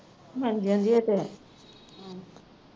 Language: Punjabi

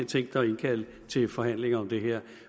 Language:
Danish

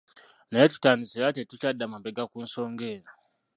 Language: Ganda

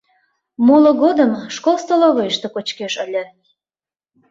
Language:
Mari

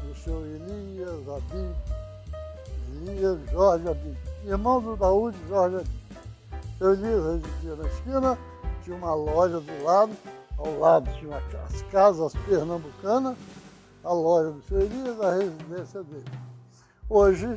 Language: Portuguese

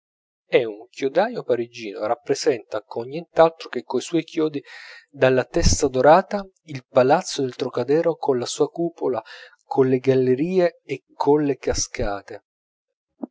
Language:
Italian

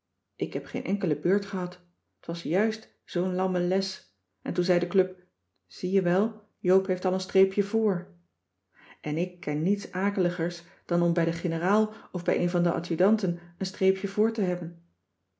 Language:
Dutch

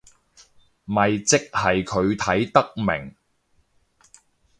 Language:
Cantonese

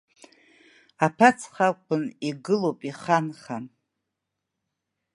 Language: Abkhazian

